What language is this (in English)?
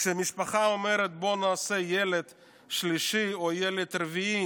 Hebrew